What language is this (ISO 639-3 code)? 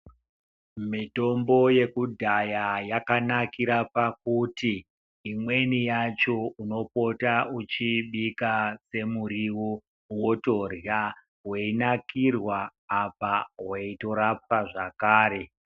ndc